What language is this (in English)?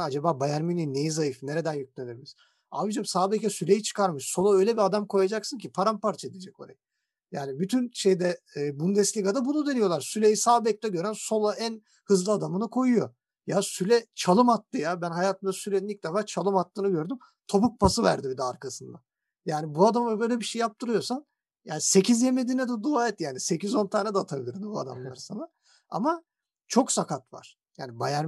Turkish